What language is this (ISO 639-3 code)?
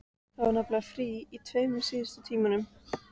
isl